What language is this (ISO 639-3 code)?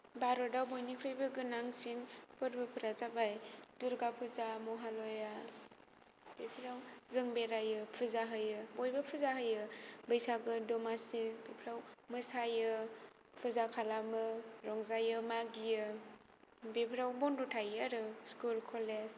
brx